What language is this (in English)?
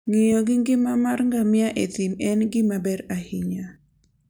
Luo (Kenya and Tanzania)